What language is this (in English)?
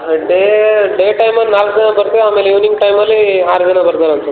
Kannada